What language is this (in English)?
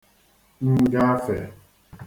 Igbo